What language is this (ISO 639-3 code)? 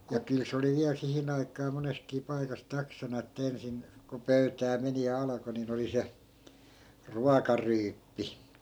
fin